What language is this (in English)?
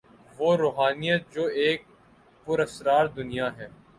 Urdu